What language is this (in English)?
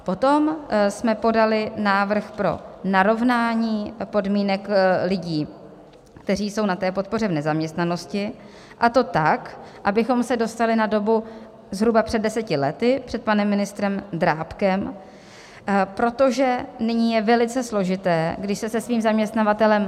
Czech